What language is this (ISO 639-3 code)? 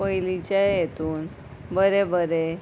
kok